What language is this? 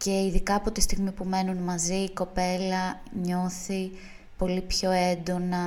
Greek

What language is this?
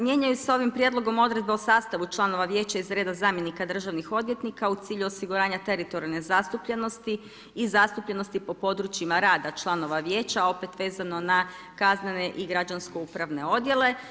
Croatian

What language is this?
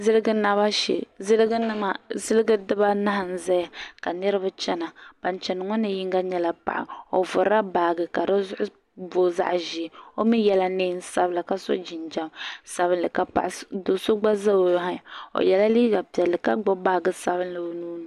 Dagbani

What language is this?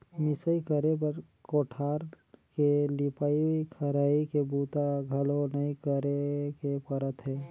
Chhattisgarhi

